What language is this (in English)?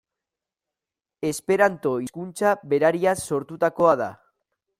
Basque